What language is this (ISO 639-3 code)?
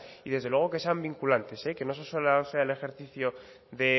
spa